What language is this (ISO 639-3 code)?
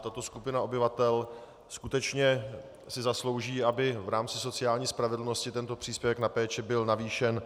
ces